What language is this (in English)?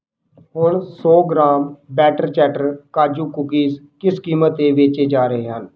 Punjabi